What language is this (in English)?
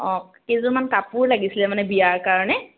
Assamese